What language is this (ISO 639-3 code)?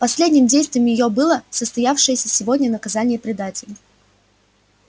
rus